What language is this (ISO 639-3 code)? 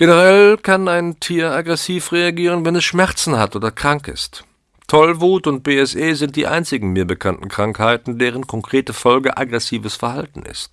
deu